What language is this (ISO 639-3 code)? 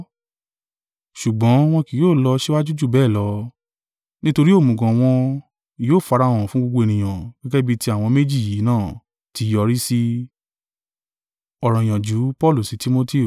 yor